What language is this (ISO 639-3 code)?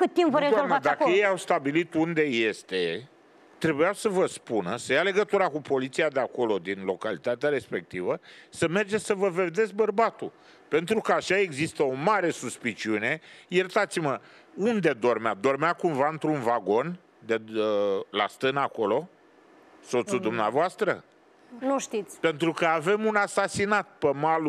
ron